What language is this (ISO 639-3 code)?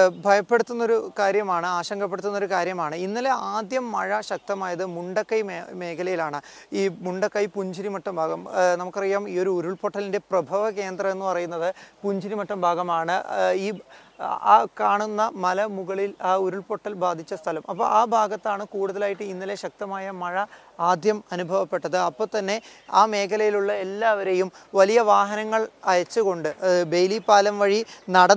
mal